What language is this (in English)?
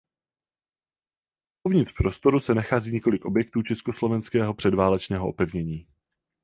Czech